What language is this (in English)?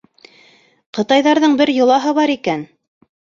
Bashkir